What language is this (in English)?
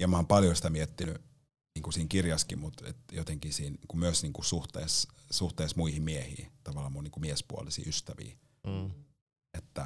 Finnish